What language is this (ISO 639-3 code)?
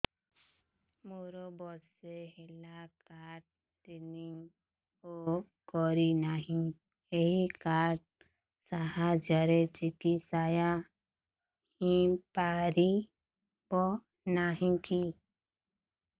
ori